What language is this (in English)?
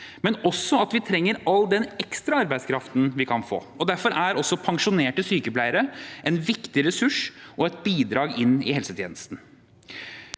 Norwegian